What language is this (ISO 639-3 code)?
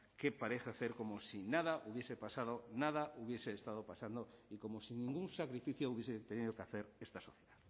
spa